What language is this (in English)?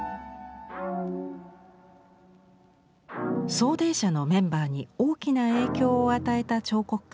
Japanese